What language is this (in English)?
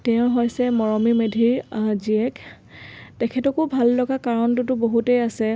Assamese